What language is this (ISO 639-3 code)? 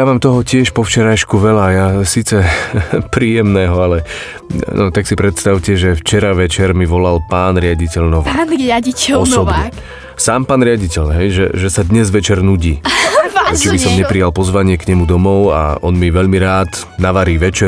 slk